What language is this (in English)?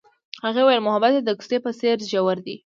Pashto